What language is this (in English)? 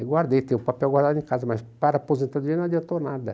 Portuguese